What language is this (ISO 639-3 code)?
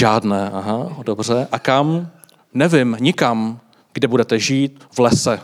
ces